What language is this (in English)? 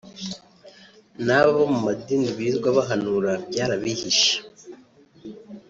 Kinyarwanda